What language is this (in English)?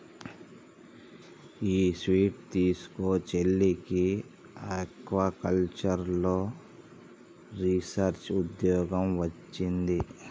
Telugu